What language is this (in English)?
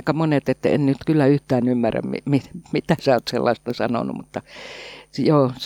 Finnish